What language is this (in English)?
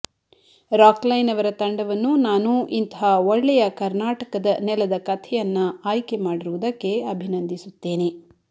Kannada